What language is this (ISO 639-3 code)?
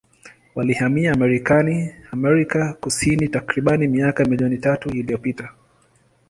swa